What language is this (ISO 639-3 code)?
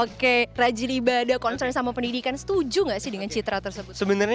ind